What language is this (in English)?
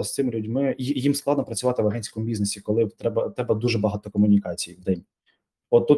Ukrainian